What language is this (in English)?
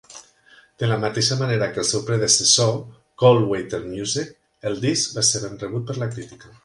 Catalan